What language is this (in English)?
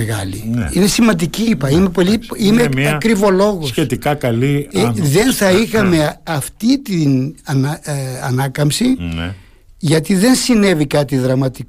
Greek